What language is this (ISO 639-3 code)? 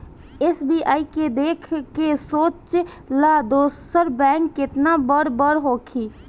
bho